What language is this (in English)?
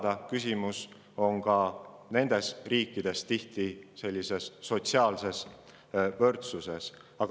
Estonian